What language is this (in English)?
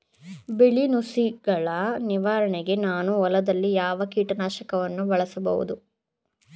Kannada